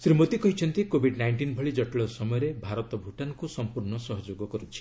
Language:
Odia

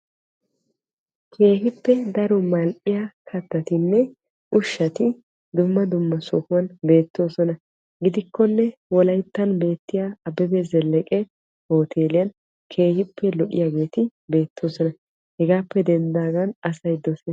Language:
Wolaytta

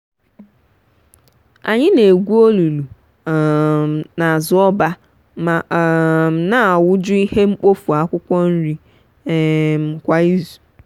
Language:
Igbo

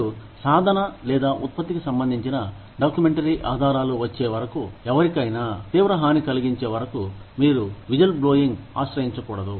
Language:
Telugu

